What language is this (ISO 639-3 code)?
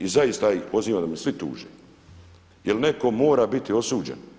hrv